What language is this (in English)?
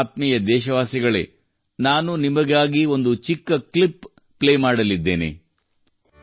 Kannada